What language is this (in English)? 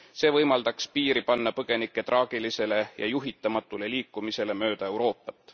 Estonian